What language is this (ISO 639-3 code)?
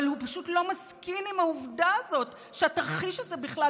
heb